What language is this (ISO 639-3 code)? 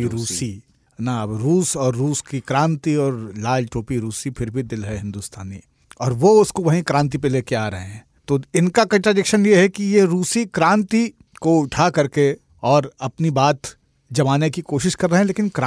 hin